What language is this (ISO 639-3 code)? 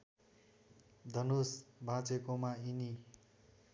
nep